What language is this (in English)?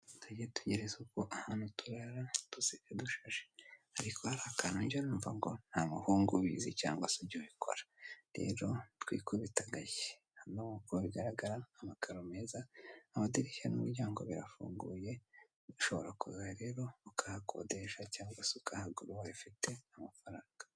Kinyarwanda